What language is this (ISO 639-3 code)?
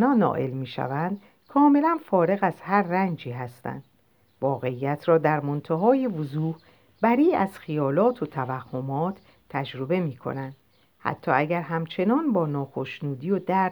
fas